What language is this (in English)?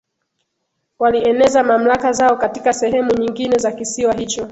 Swahili